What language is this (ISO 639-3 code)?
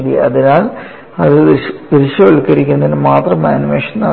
mal